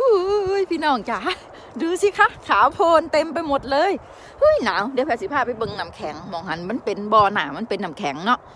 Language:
Thai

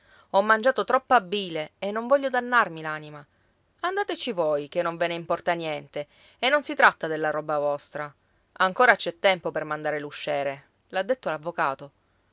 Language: Italian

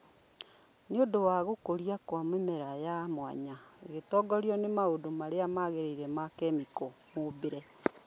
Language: Kikuyu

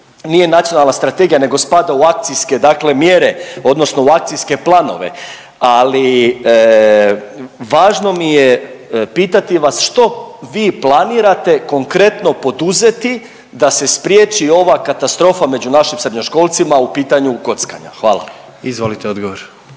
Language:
Croatian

